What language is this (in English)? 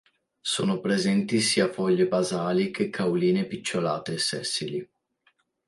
Italian